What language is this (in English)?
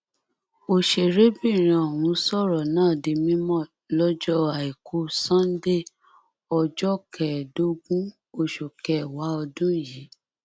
Yoruba